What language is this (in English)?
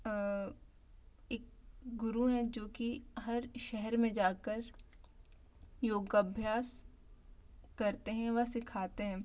Hindi